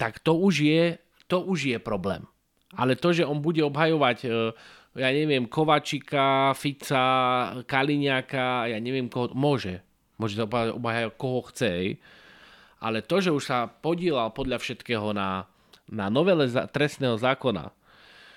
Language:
Slovak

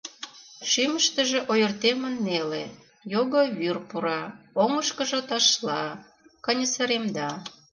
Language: Mari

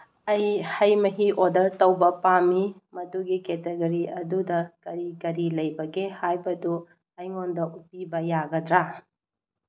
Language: Manipuri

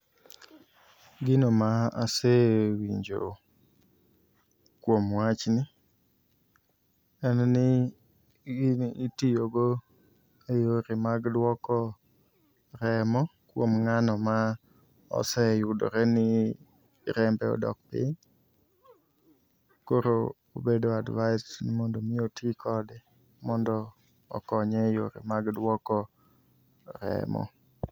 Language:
Luo (Kenya and Tanzania)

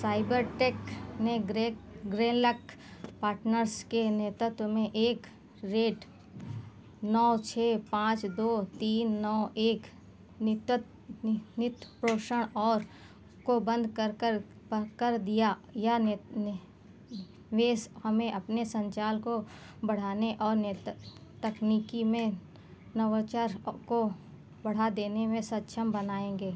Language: Hindi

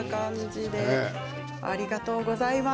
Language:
Japanese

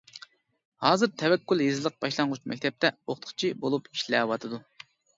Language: Uyghur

